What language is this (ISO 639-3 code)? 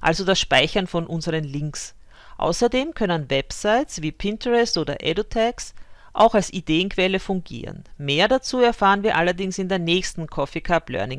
deu